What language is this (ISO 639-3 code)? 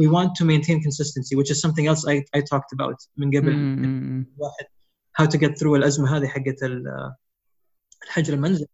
ara